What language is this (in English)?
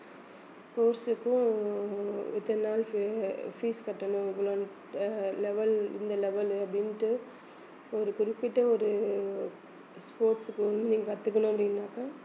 Tamil